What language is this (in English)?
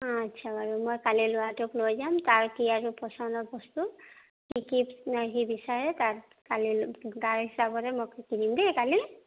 Assamese